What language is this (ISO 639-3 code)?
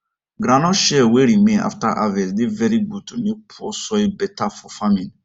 pcm